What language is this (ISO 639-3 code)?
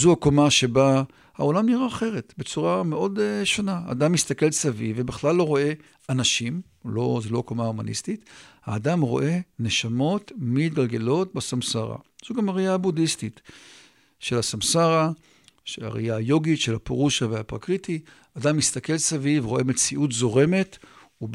heb